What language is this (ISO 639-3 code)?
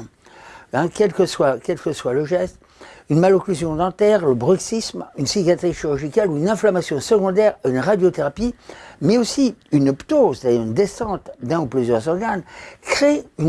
fra